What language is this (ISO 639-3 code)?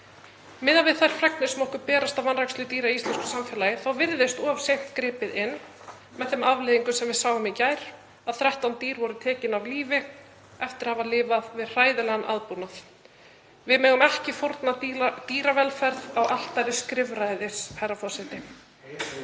isl